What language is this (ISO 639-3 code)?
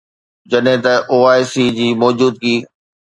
snd